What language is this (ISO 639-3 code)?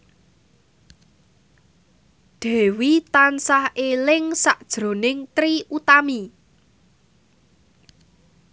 jav